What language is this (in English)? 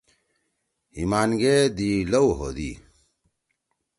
Torwali